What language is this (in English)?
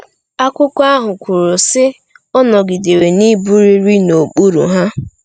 Igbo